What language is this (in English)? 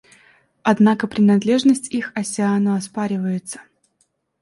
Russian